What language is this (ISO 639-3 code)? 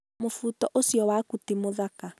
kik